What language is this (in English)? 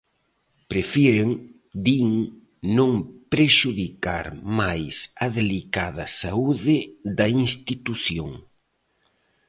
Galician